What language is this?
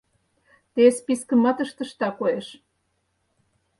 Mari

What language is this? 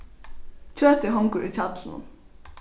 Faroese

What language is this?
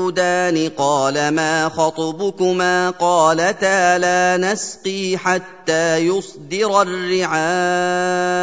Arabic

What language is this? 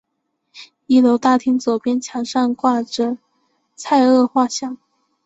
Chinese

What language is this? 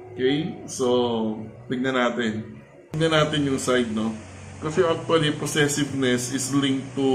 Filipino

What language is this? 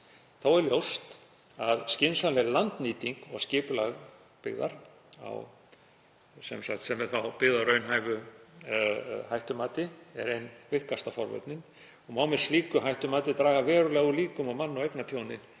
Icelandic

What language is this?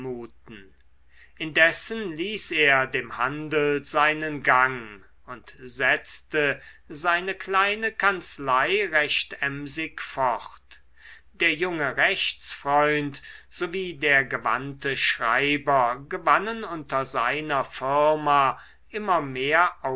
German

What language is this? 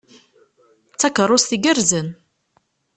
Kabyle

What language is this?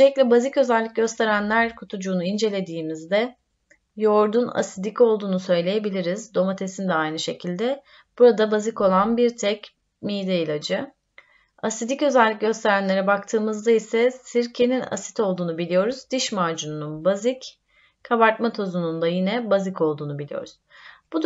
Turkish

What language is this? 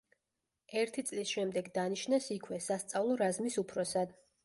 Georgian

